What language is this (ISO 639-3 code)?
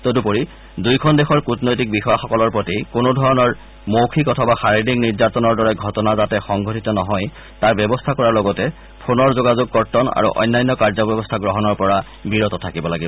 asm